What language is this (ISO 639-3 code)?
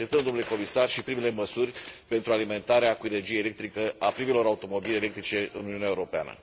ron